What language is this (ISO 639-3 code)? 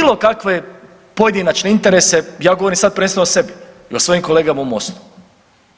hrv